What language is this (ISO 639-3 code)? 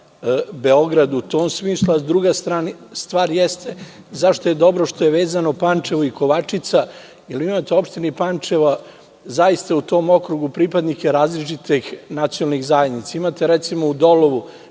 srp